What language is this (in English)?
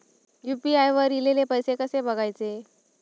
Marathi